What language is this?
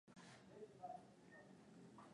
Swahili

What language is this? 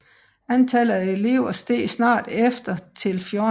Danish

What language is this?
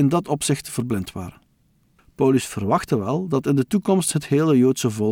Dutch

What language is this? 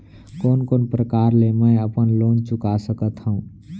Chhattisgarhi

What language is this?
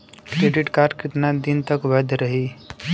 Bhojpuri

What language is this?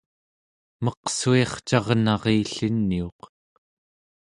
Central Yupik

